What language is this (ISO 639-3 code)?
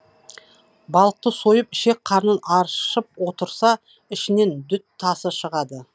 kaz